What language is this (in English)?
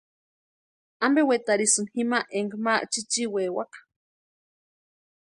Western Highland Purepecha